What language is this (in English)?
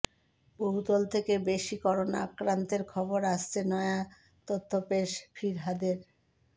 Bangla